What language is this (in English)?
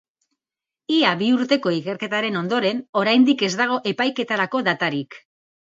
Basque